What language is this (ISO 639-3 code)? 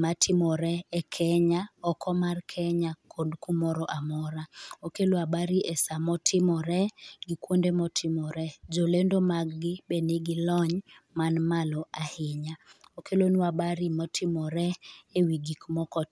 luo